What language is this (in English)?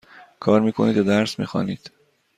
Persian